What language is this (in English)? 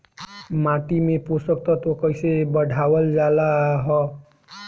Bhojpuri